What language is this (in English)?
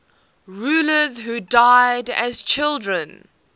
English